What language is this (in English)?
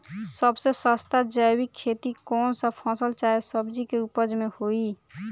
Bhojpuri